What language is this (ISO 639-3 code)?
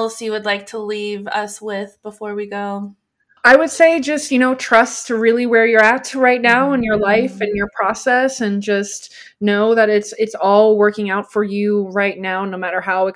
eng